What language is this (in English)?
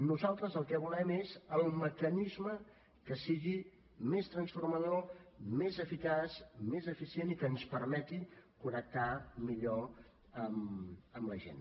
Catalan